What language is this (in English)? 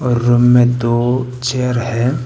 Hindi